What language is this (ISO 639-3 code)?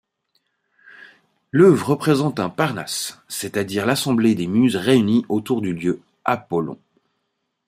fra